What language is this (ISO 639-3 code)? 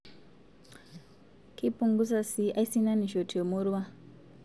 mas